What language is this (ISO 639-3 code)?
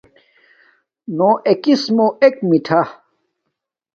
dmk